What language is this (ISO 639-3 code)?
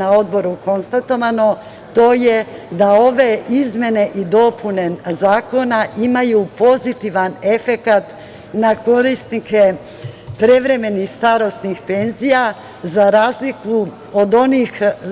srp